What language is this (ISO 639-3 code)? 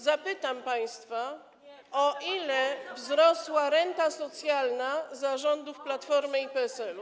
pol